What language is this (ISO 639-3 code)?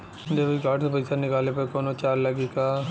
bho